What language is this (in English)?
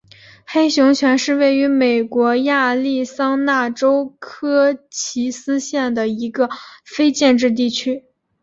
Chinese